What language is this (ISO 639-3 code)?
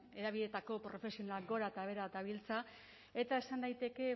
eus